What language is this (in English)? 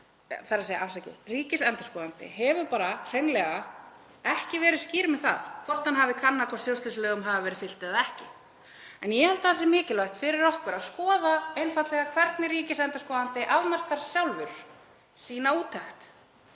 Icelandic